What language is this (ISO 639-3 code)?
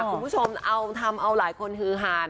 tha